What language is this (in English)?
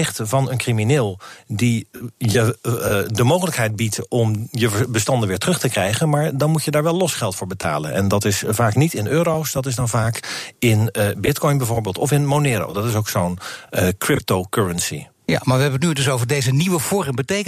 Dutch